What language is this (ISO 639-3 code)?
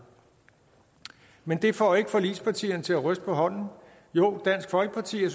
dan